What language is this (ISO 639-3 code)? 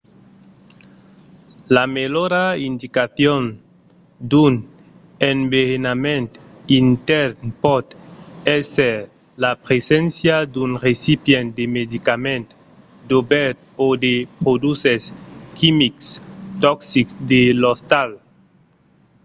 oci